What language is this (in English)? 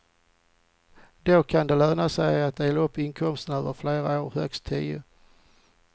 Swedish